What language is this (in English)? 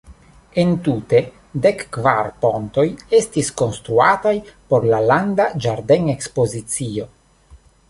Esperanto